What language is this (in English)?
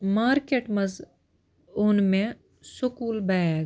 Kashmiri